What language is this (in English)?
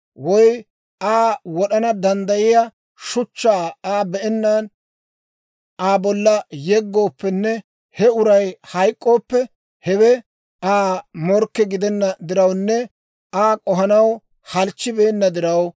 Dawro